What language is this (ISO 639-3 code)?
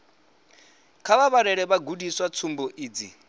ven